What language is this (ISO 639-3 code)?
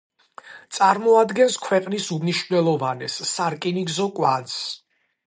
kat